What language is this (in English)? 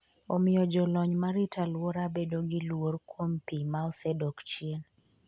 Luo (Kenya and Tanzania)